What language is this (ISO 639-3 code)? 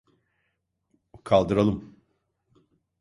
tur